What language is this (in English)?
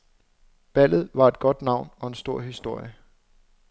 Danish